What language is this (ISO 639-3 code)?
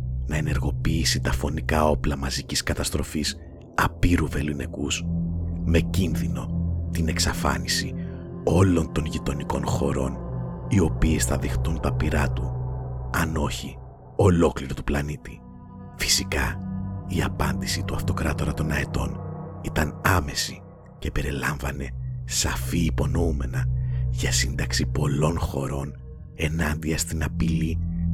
ell